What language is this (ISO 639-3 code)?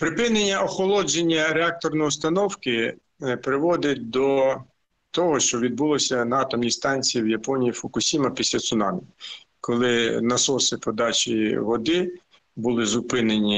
ukr